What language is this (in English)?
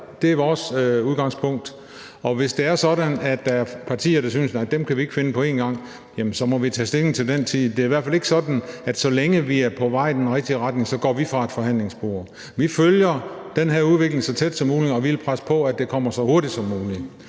Danish